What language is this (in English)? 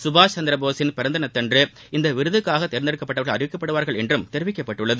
Tamil